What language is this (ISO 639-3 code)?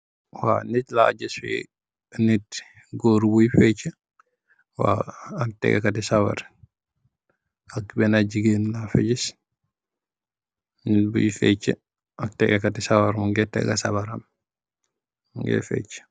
wol